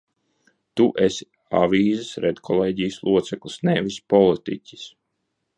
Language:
Latvian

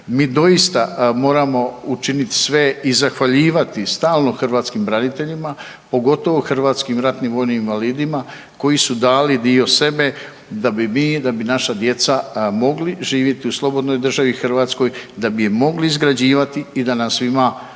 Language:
Croatian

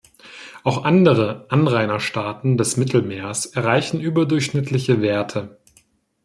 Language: German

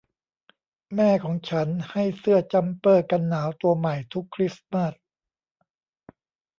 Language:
Thai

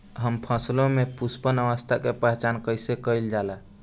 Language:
Bhojpuri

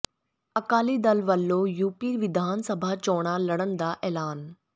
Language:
Punjabi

